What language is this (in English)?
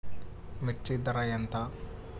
Telugu